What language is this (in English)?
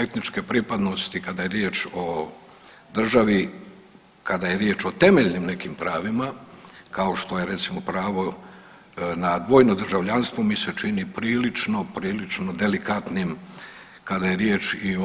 Croatian